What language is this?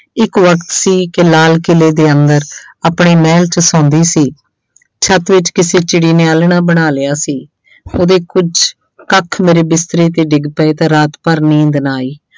Punjabi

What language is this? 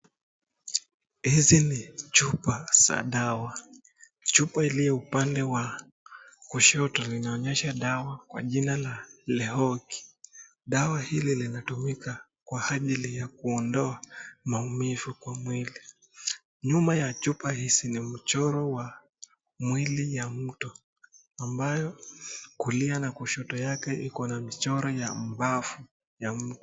Swahili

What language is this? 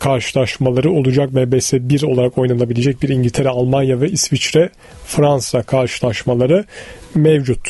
Turkish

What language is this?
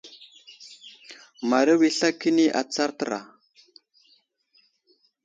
Wuzlam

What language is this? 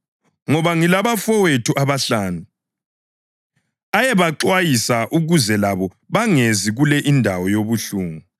North Ndebele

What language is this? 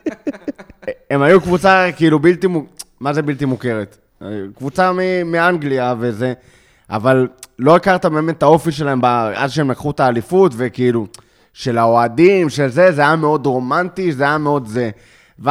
Hebrew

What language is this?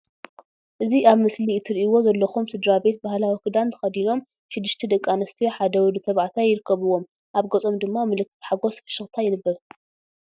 Tigrinya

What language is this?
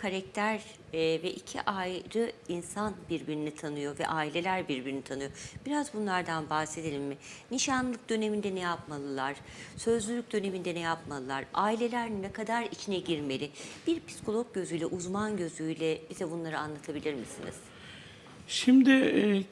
Turkish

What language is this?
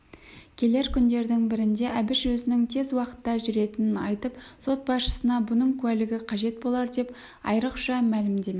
Kazakh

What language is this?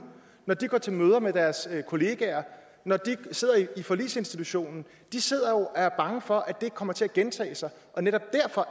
Danish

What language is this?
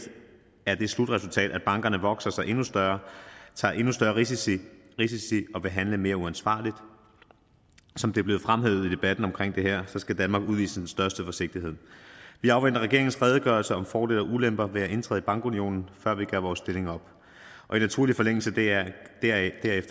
Danish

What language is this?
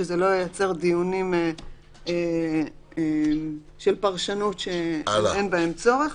Hebrew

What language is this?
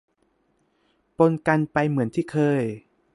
Thai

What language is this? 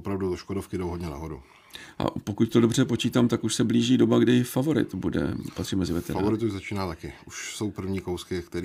Czech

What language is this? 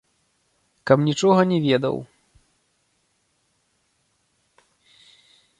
Belarusian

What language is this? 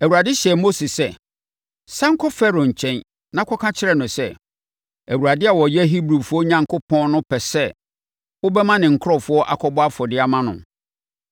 Akan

